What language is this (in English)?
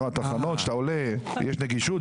Hebrew